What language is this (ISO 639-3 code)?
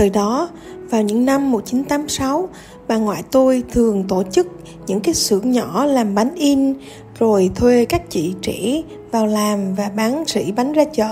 vie